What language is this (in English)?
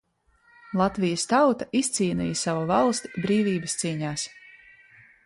Latvian